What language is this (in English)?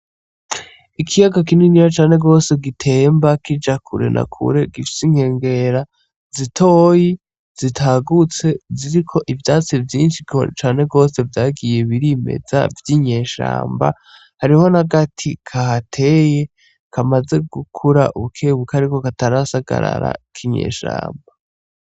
Rundi